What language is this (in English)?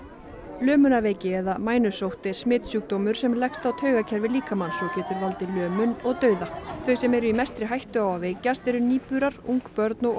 Icelandic